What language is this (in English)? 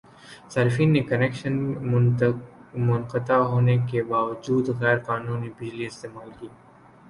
Urdu